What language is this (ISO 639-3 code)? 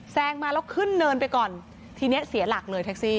tha